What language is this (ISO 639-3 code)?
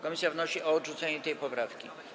pol